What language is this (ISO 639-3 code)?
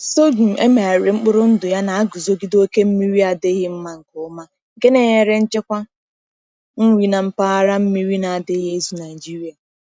ibo